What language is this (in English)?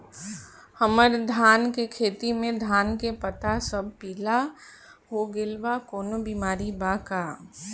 Bhojpuri